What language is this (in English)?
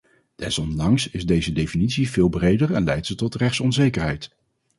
Dutch